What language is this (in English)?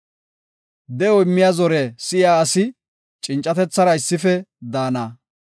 Gofa